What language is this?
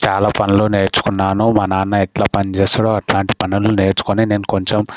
Telugu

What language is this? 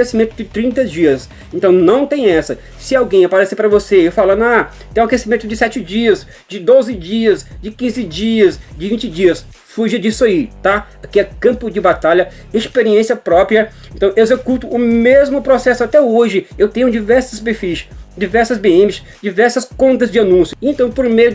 Portuguese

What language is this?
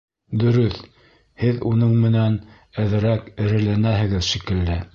Bashkir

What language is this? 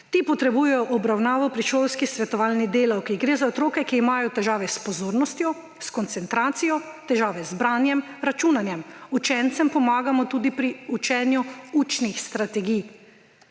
Slovenian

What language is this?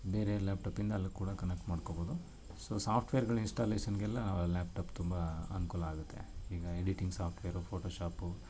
Kannada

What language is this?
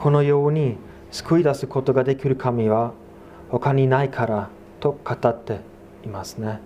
Japanese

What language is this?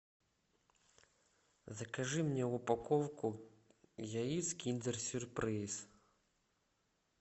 Russian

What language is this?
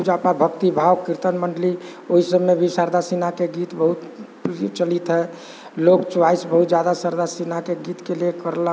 Maithili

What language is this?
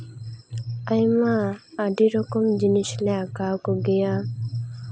Santali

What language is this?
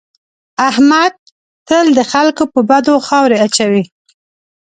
Pashto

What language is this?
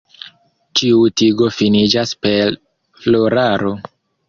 Esperanto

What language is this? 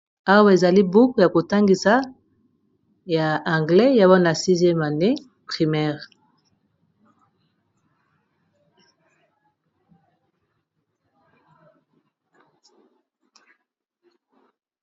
Lingala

